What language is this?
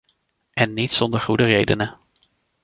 Dutch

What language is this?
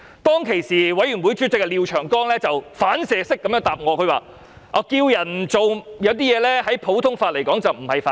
Cantonese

